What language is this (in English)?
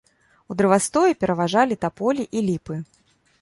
Belarusian